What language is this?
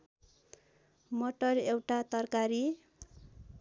Nepali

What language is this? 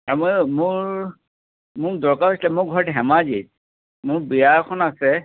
Assamese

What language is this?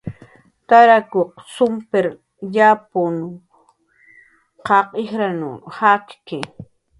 Jaqaru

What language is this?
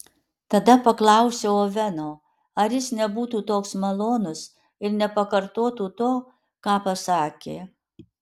Lithuanian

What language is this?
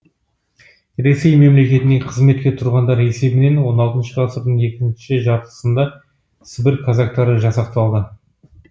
Kazakh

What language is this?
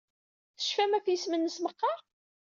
Kabyle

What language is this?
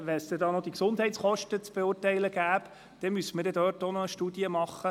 Swiss German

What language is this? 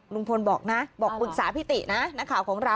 Thai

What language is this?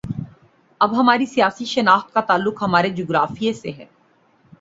Urdu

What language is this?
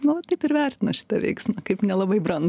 Lithuanian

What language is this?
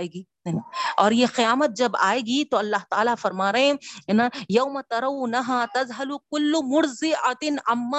Urdu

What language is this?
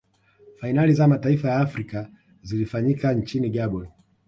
Swahili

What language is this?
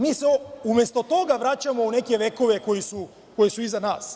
Serbian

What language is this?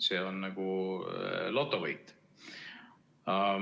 Estonian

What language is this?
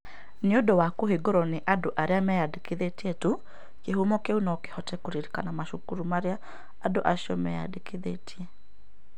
Kikuyu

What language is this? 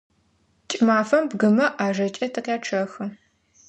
Adyghe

